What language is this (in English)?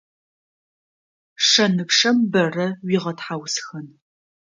Adyghe